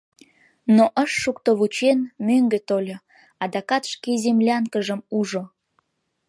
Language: Mari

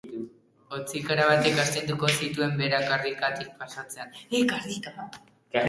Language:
Basque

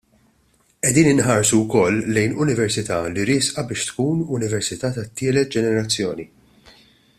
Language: Maltese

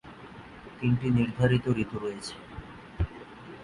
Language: Bangla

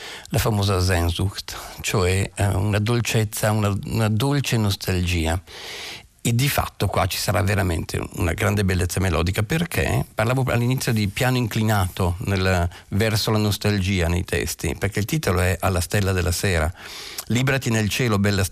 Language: Italian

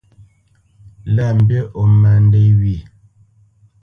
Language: Bamenyam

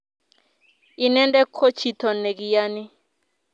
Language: Kalenjin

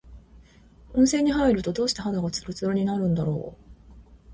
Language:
Japanese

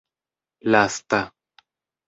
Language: Esperanto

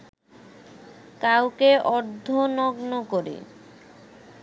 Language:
Bangla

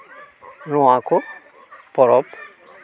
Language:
Santali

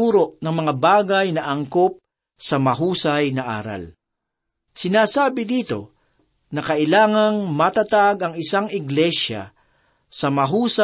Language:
Filipino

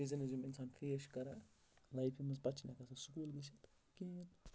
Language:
Kashmiri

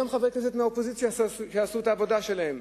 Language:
Hebrew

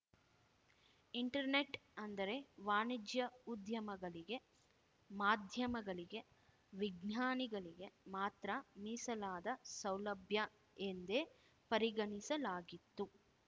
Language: Kannada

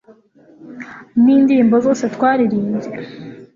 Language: Kinyarwanda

